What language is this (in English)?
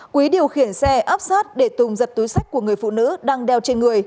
Vietnamese